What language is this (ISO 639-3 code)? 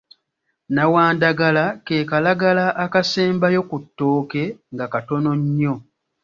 lug